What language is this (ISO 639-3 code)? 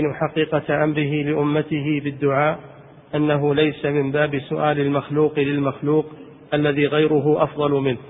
ara